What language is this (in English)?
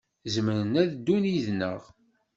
Kabyle